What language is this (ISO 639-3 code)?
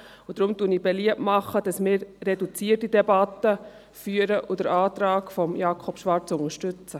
gsw